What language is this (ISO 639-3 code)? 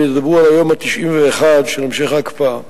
heb